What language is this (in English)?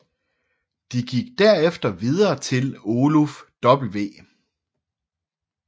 Danish